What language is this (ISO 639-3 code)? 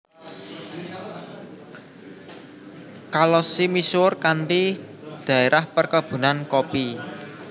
jav